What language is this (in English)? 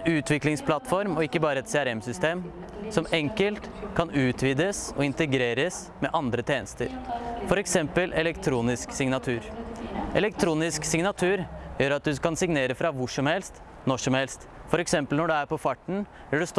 Norwegian